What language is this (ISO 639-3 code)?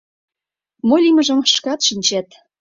chm